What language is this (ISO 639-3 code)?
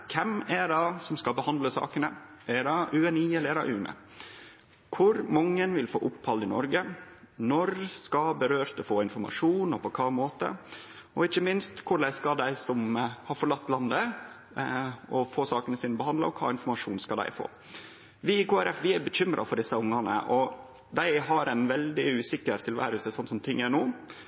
nno